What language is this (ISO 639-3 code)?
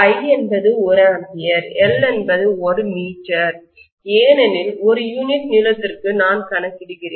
tam